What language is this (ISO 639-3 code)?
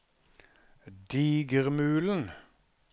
nor